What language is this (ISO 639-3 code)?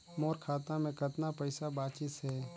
hne